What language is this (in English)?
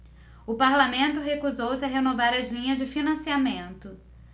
Portuguese